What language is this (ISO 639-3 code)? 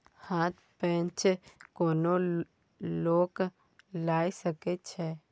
mai